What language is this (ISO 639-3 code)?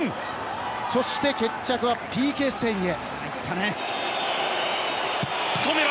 jpn